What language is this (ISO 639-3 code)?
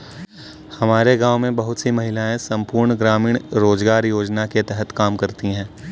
hin